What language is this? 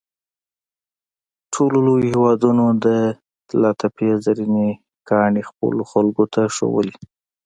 Pashto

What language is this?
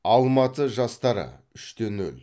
Kazakh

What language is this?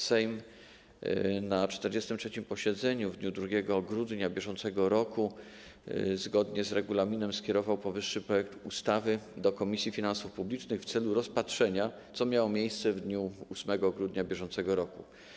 Polish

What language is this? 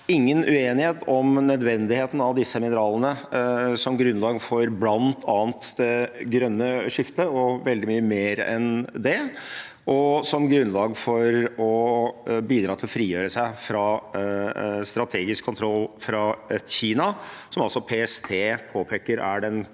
Norwegian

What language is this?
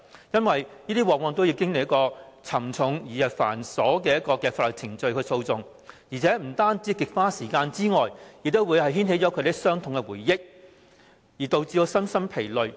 Cantonese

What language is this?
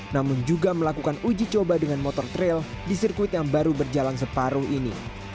Indonesian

